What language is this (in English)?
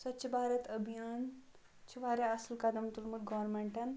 Kashmiri